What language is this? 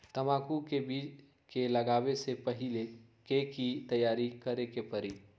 Magahi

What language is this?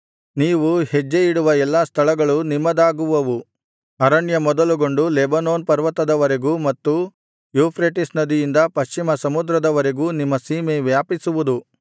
Kannada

